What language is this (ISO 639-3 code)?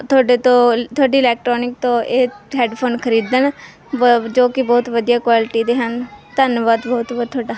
pan